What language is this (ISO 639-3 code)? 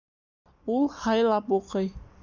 bak